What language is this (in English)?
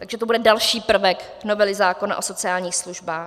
Czech